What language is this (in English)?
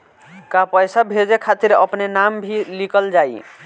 Bhojpuri